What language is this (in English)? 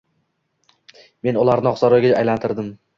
Uzbek